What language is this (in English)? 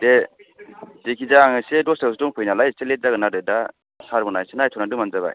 Bodo